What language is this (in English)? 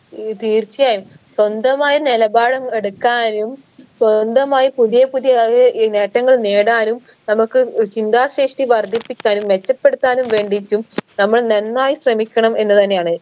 Malayalam